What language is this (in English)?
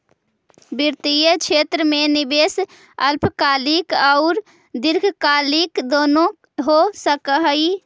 Magahi